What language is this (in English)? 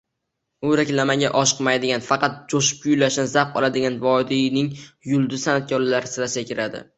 Uzbek